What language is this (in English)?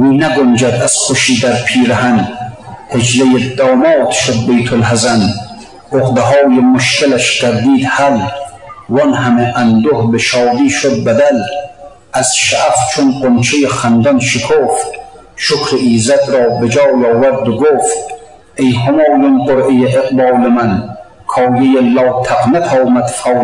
Persian